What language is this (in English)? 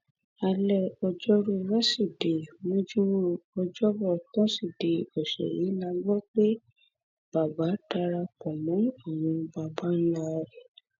Yoruba